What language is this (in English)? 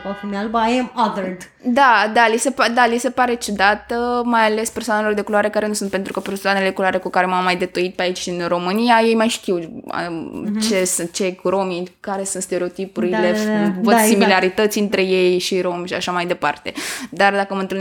Romanian